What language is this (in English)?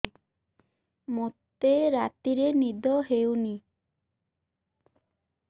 Odia